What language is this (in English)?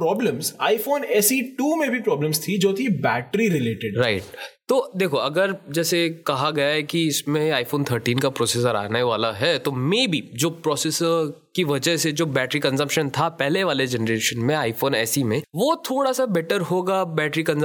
Hindi